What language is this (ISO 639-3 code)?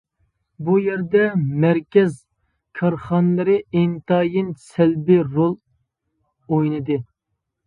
uig